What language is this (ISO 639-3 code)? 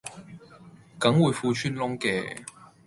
yue